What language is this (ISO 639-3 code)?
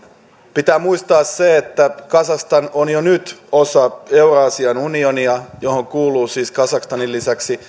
fin